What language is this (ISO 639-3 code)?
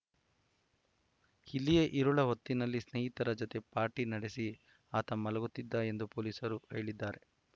kan